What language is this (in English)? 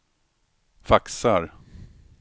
Swedish